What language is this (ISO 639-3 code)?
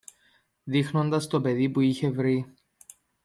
ell